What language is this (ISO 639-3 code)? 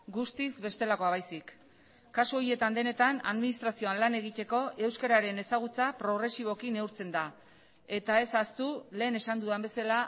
eus